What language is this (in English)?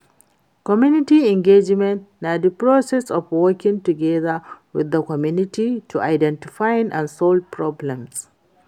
Nigerian Pidgin